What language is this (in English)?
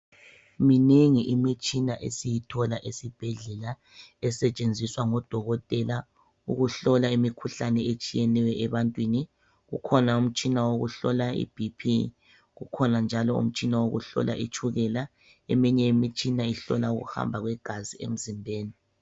North Ndebele